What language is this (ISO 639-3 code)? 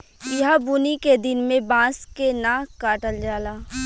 bho